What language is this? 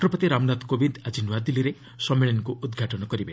Odia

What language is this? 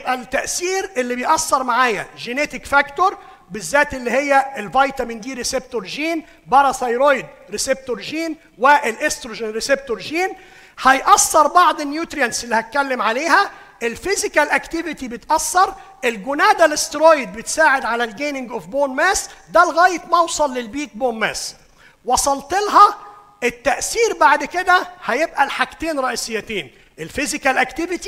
Arabic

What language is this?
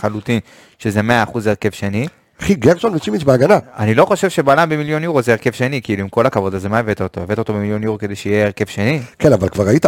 Hebrew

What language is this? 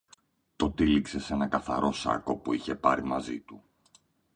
Greek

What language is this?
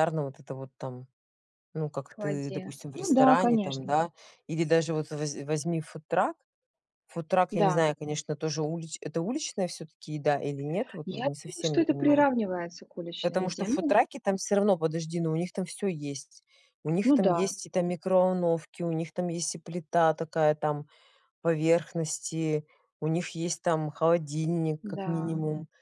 Russian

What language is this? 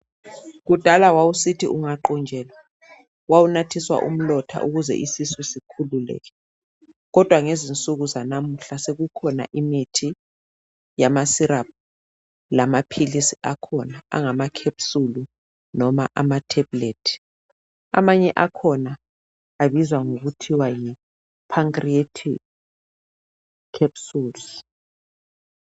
North Ndebele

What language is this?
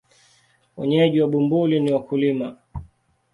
Swahili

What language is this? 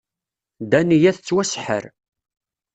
Kabyle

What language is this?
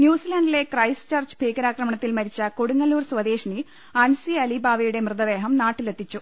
Malayalam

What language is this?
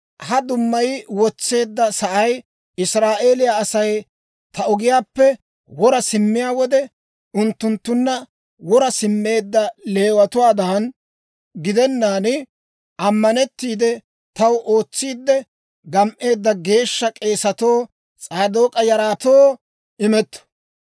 Dawro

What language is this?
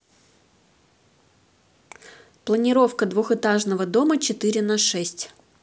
Russian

